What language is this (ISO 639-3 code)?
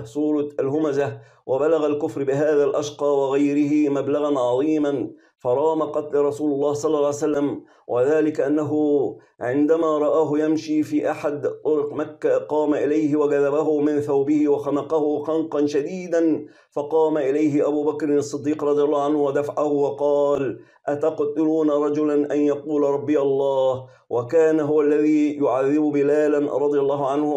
ara